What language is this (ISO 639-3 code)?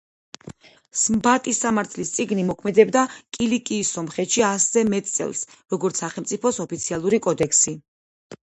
kat